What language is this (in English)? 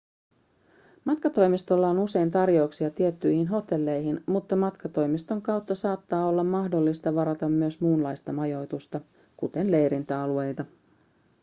Finnish